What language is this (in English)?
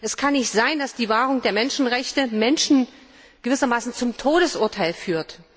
German